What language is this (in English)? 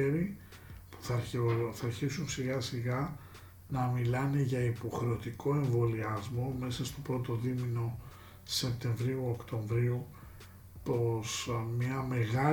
Greek